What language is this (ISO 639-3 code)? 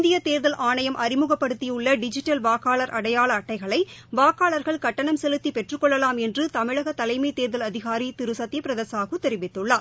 tam